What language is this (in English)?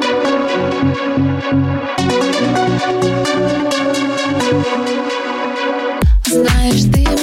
Russian